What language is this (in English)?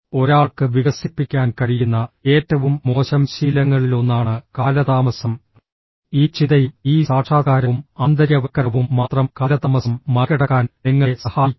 Malayalam